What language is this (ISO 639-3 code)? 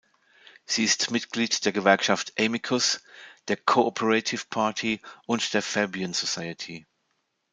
deu